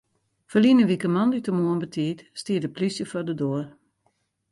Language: Western Frisian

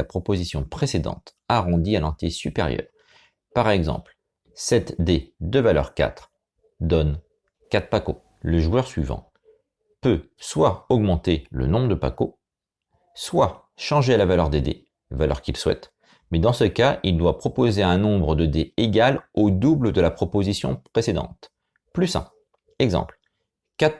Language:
French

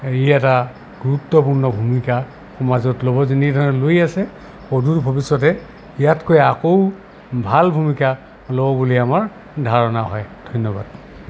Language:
Assamese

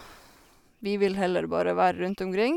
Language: Norwegian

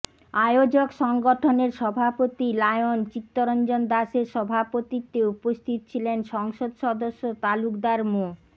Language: Bangla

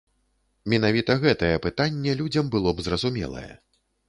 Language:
Belarusian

